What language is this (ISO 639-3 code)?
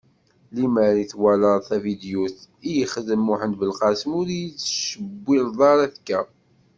kab